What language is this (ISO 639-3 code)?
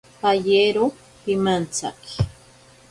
prq